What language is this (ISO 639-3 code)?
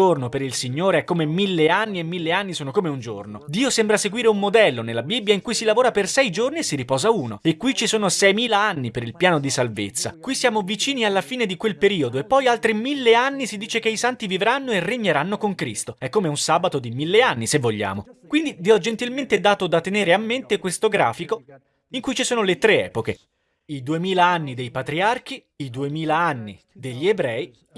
ita